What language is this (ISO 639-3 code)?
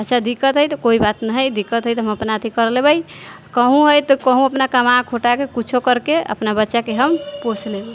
mai